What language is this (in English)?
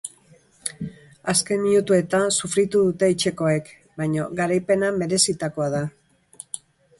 Basque